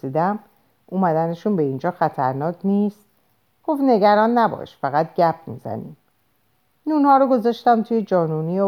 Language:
Persian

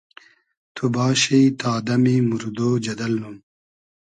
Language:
Hazaragi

